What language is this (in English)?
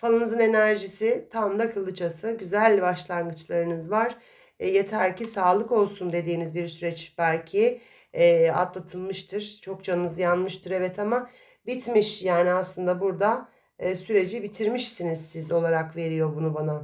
Turkish